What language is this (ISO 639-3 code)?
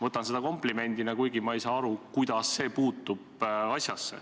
est